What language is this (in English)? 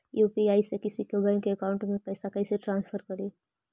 Magahi